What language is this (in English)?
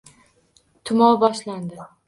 Uzbek